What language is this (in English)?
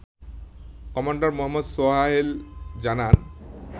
Bangla